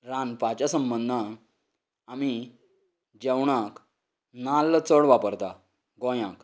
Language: Konkani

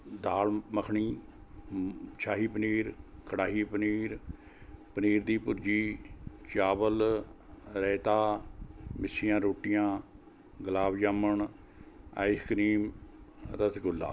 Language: Punjabi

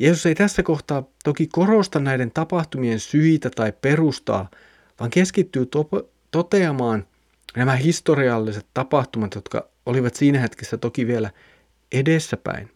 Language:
Finnish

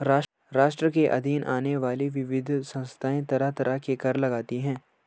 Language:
Hindi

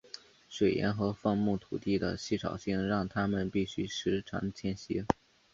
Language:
Chinese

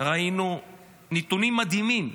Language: Hebrew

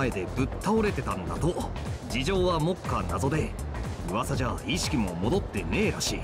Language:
Japanese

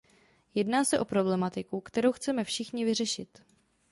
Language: Czech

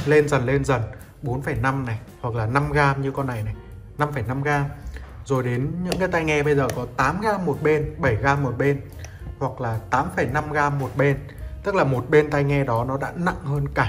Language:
Vietnamese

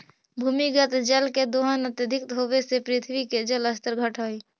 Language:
Magahi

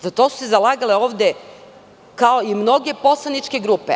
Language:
Serbian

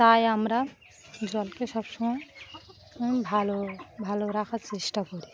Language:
Bangla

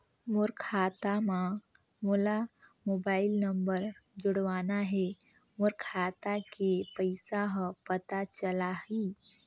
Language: Chhattisgarhi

